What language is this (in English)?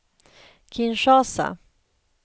Swedish